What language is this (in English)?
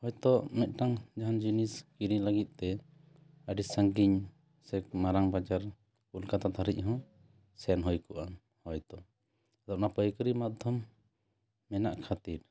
Santali